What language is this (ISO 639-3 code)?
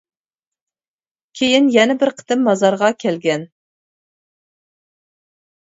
uig